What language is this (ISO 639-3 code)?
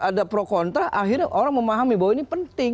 ind